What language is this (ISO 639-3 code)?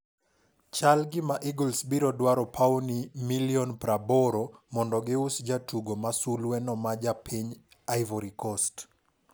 luo